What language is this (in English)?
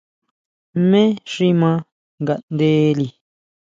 Huautla Mazatec